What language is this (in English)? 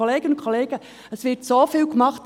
Swiss German